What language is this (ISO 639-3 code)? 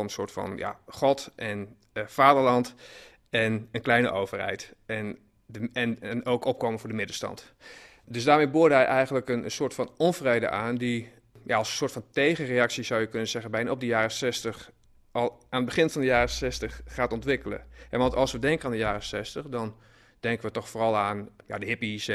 nld